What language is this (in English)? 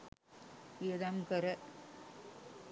Sinhala